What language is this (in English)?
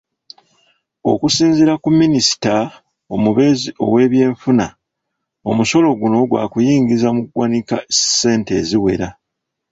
Ganda